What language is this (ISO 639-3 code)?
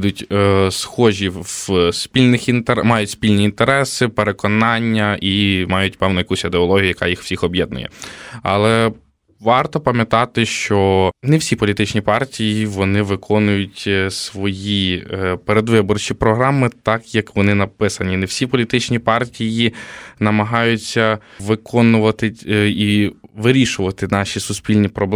ukr